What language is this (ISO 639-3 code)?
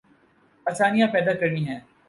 urd